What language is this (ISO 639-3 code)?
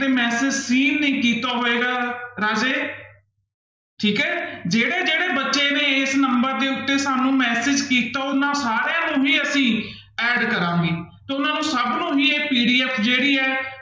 pan